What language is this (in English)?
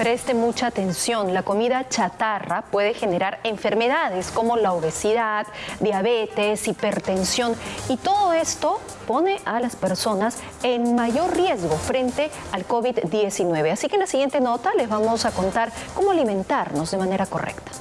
Spanish